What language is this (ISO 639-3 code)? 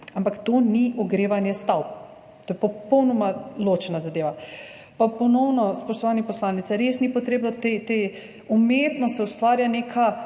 slv